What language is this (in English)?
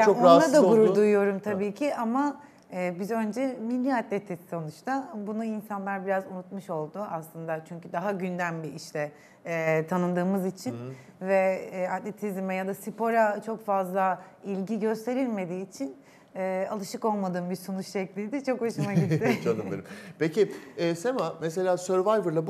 Turkish